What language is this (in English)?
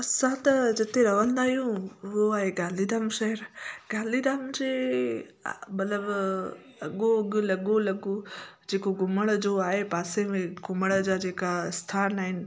Sindhi